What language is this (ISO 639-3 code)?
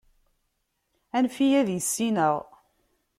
kab